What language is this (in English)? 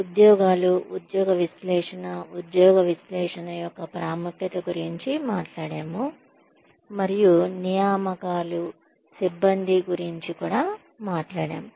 Telugu